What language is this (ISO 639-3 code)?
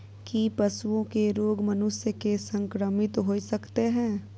mai